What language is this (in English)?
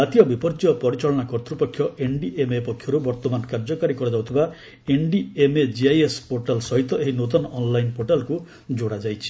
Odia